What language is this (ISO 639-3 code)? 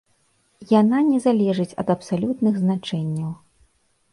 bel